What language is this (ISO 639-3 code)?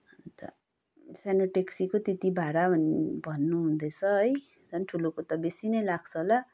nep